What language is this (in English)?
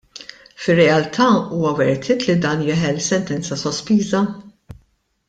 Maltese